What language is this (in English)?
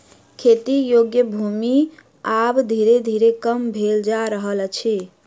Maithili